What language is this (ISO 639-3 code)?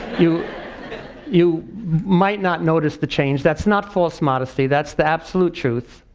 eng